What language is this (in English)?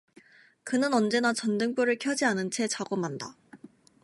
Korean